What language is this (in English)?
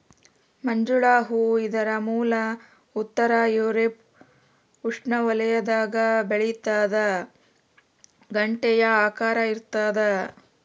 Kannada